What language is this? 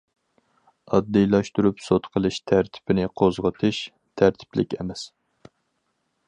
Uyghur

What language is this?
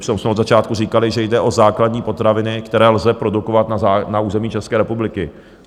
Czech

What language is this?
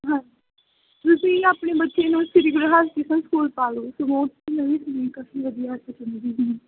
Punjabi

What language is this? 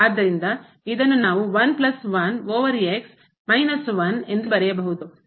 Kannada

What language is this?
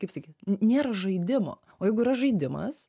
Lithuanian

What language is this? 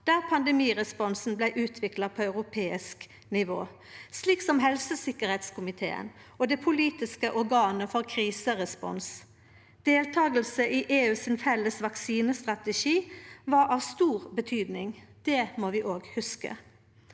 Norwegian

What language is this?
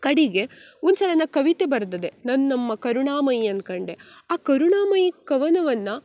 Kannada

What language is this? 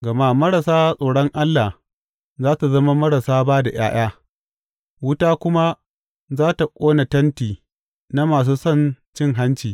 Hausa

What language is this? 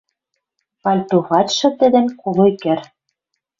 Western Mari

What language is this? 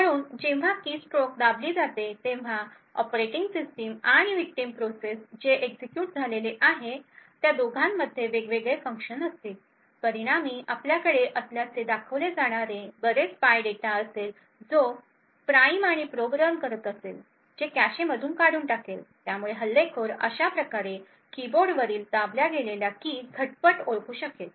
Marathi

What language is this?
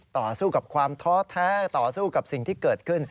Thai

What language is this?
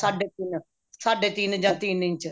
Punjabi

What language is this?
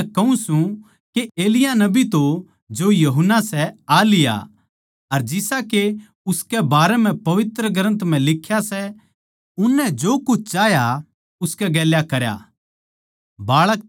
Haryanvi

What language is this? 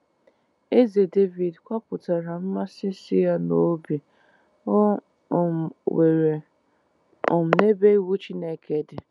Igbo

